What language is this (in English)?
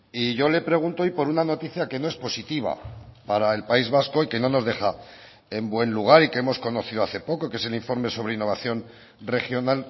Spanish